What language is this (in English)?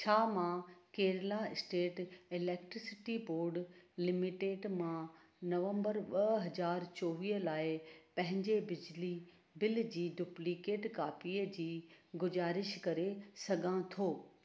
Sindhi